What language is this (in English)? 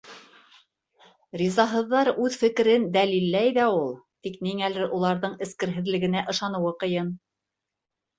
Bashkir